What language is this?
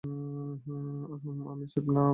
Bangla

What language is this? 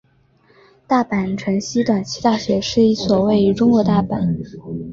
Chinese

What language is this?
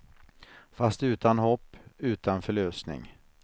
Swedish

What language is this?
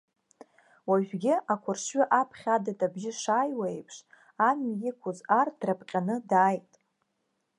Abkhazian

